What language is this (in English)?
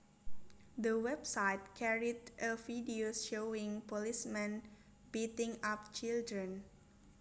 Javanese